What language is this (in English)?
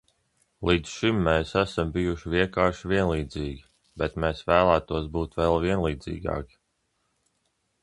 Latvian